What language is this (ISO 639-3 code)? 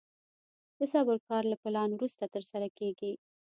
pus